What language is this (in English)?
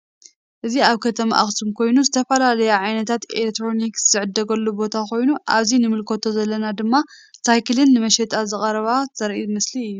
Tigrinya